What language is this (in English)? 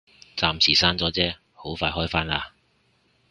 Cantonese